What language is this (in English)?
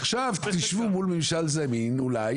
Hebrew